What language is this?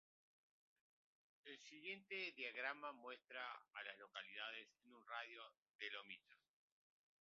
Spanish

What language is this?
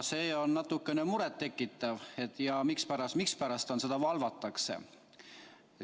Estonian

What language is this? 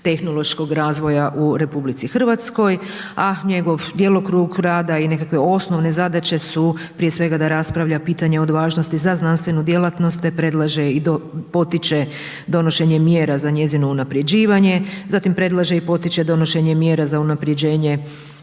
Croatian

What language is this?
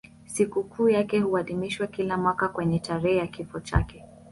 Swahili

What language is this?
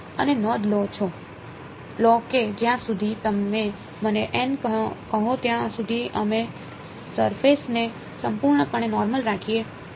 Gujarati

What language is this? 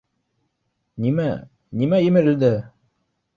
Bashkir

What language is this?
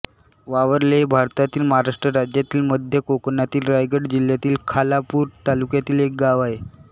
Marathi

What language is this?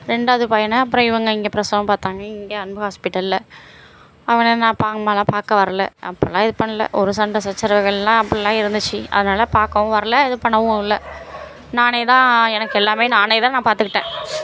Tamil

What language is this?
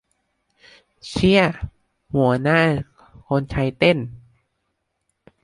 Thai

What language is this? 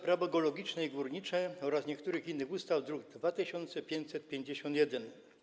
Polish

